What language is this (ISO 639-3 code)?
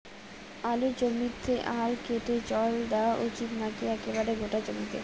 ben